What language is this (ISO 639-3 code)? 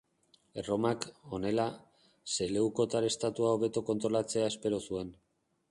eus